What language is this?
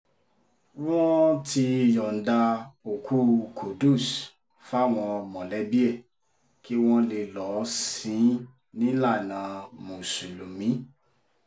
Yoruba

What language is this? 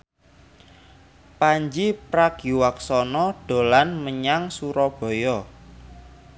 Javanese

